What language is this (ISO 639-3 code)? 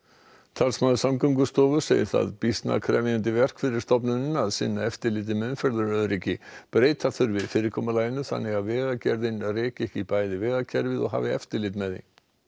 isl